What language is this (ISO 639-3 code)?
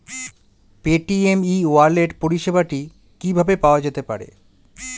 ben